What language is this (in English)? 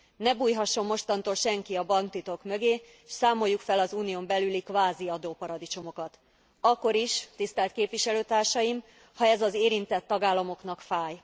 Hungarian